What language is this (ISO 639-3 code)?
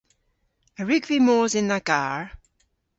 cor